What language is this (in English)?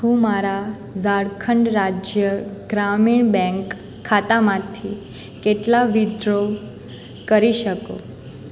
Gujarati